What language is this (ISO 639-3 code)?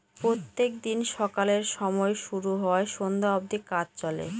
ben